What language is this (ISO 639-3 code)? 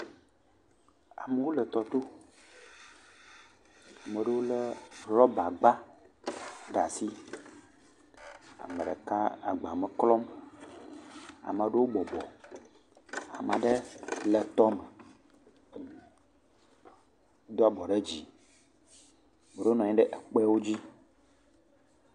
ewe